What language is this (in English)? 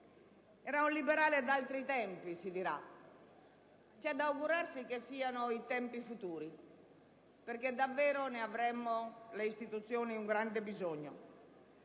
Italian